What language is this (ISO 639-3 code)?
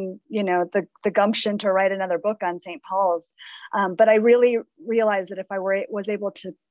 eng